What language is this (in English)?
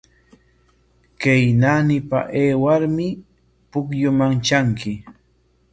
Corongo Ancash Quechua